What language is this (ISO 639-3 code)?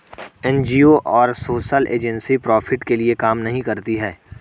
hin